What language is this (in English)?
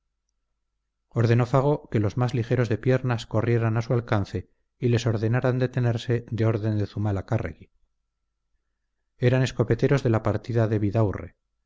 Spanish